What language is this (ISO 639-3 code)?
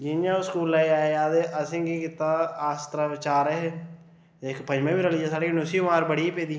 doi